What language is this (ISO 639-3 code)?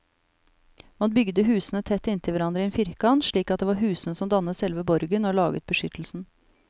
nor